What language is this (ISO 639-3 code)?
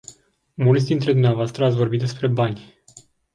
ron